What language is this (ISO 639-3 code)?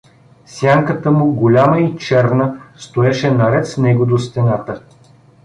bul